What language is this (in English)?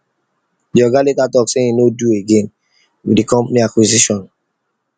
Nigerian Pidgin